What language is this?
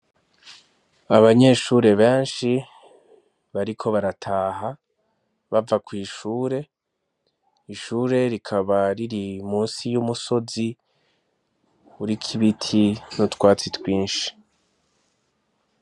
Rundi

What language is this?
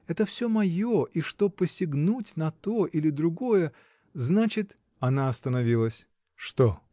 Russian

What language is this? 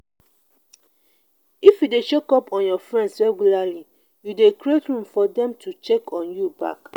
Nigerian Pidgin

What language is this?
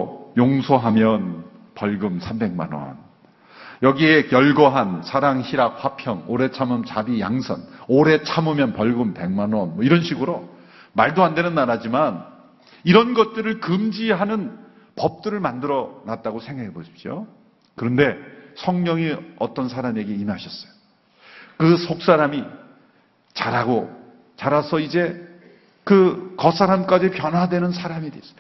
Korean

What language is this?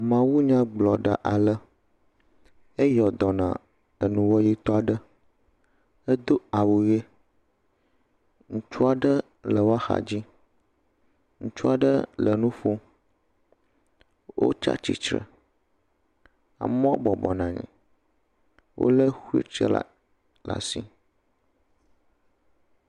Ewe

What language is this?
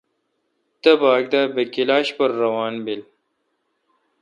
Kalkoti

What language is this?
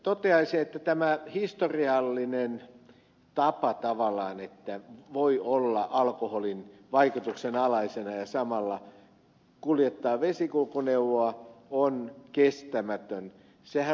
Finnish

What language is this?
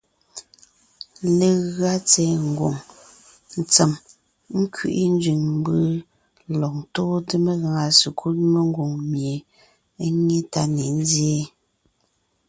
Ngiemboon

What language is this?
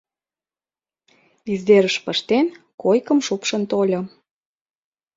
Mari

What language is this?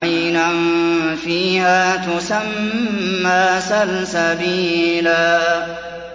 Arabic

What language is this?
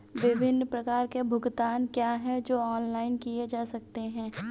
Hindi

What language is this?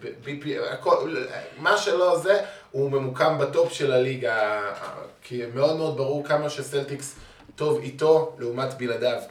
Hebrew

